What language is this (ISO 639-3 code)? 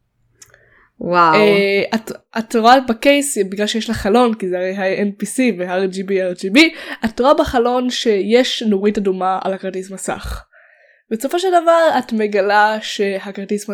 heb